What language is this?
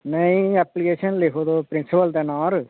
Dogri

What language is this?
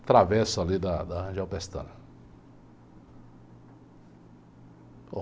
Portuguese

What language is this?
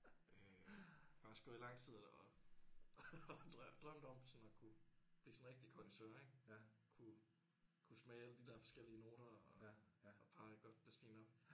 Danish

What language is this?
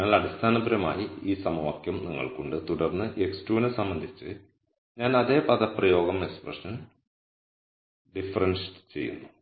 Malayalam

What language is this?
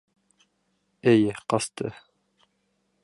Bashkir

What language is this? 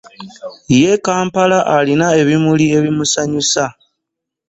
Ganda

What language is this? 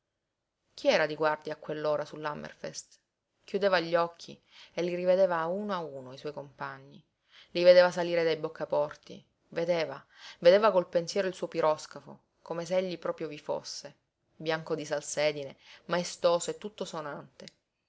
Italian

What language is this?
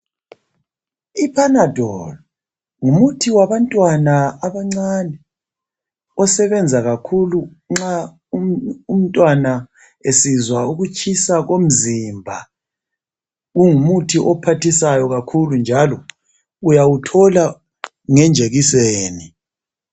North Ndebele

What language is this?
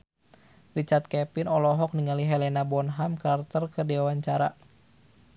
Sundanese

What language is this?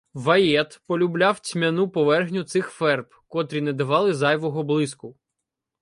Ukrainian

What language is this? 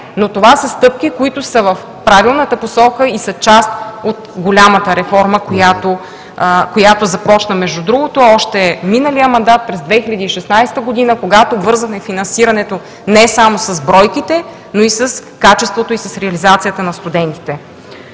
Bulgarian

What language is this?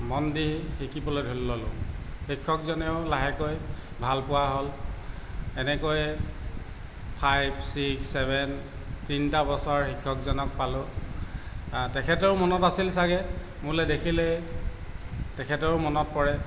Assamese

